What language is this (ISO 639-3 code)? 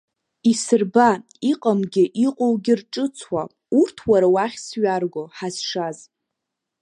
abk